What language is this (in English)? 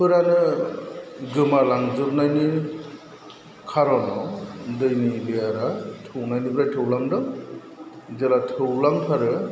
Bodo